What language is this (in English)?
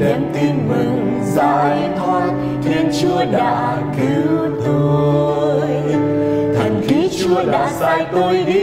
Vietnamese